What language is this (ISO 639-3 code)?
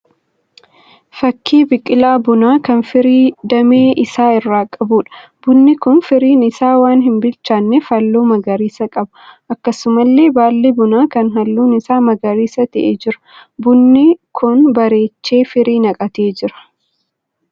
orm